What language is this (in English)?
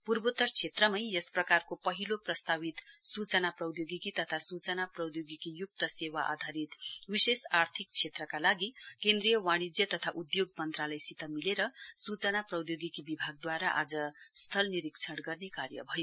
Nepali